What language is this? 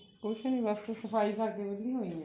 Punjabi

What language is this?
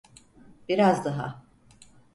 Turkish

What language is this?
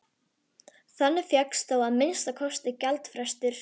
Icelandic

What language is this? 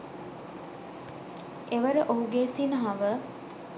Sinhala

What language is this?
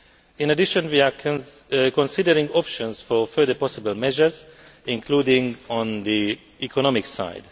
English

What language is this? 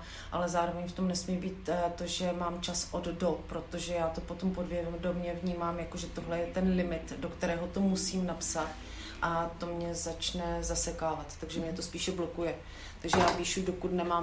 Czech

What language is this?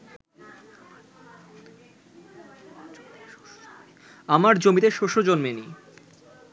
Bangla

